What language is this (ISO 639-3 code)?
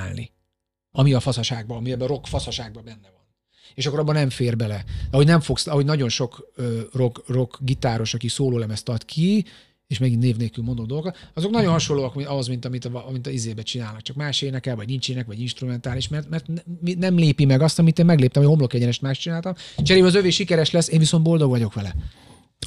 hun